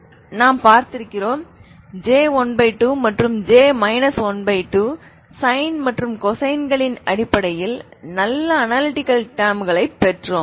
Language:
Tamil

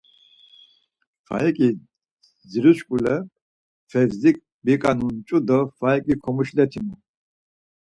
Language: Laz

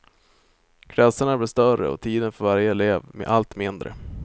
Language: Swedish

